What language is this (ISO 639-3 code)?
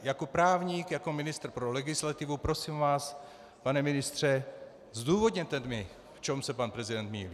ces